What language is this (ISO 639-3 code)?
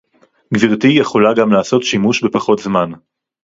heb